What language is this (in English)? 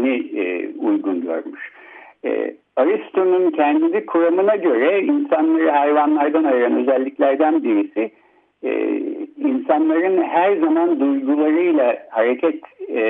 Turkish